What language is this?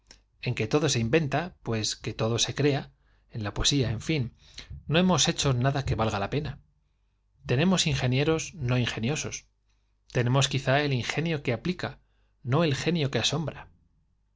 Spanish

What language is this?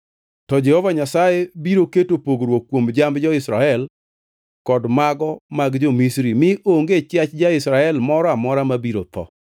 Luo (Kenya and Tanzania)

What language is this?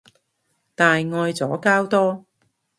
Cantonese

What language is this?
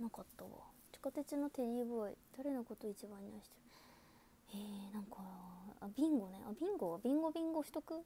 Japanese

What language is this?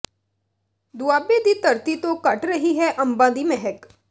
Punjabi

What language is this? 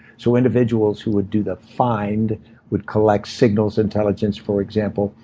English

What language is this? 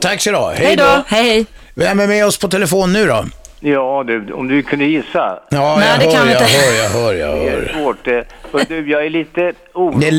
Swedish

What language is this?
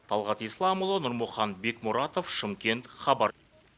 Kazakh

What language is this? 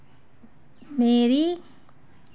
Dogri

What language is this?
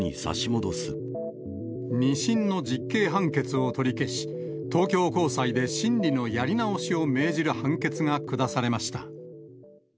Japanese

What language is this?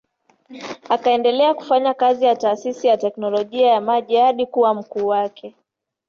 Swahili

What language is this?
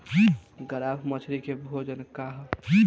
Bhojpuri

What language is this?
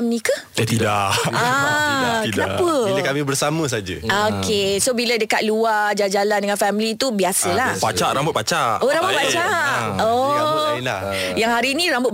Malay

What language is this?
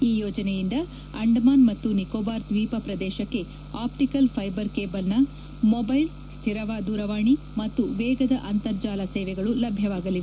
Kannada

